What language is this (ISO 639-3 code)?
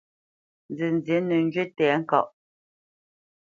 bce